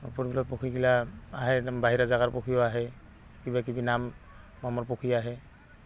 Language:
Assamese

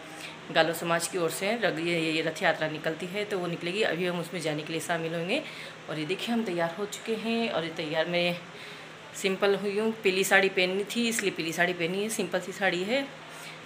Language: Hindi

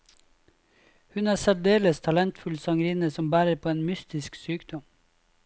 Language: Norwegian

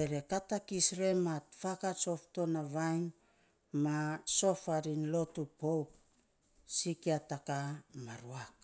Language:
Saposa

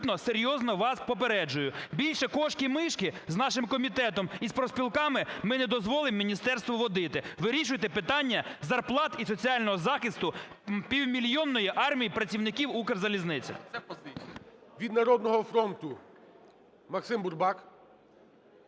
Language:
Ukrainian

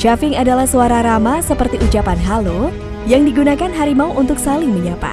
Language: Indonesian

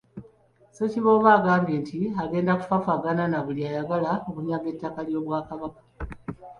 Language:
Ganda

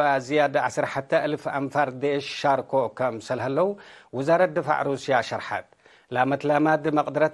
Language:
Arabic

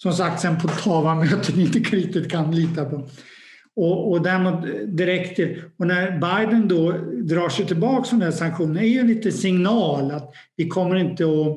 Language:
Swedish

